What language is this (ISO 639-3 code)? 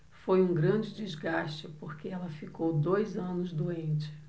por